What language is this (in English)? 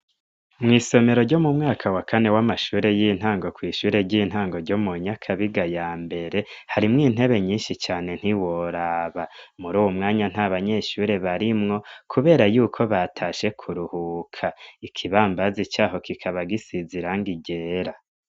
Rundi